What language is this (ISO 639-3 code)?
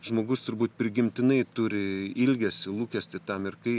lit